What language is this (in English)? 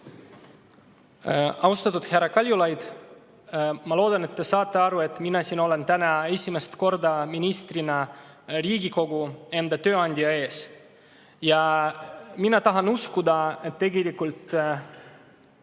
Estonian